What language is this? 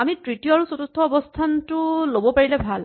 Assamese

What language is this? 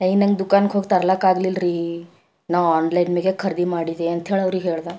Kannada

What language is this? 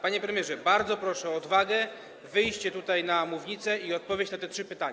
Polish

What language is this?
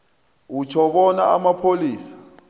South Ndebele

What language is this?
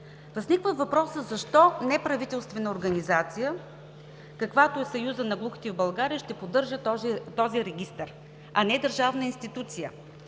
Bulgarian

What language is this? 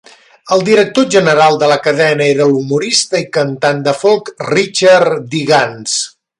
Catalan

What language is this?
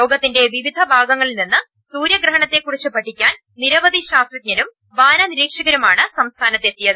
Malayalam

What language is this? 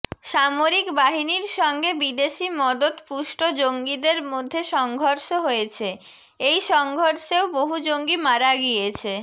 Bangla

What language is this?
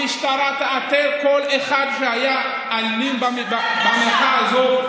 Hebrew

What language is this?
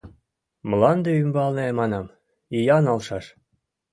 Mari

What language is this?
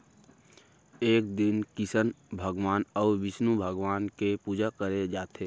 Chhattisgarhi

